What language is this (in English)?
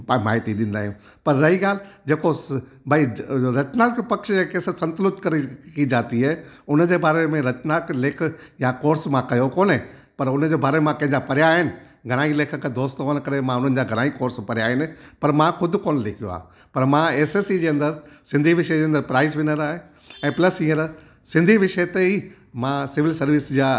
Sindhi